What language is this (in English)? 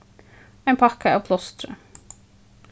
Faroese